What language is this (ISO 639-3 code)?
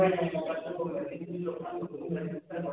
ori